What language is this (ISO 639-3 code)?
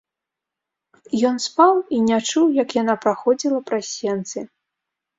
bel